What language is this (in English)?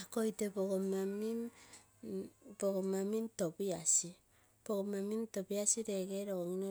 Terei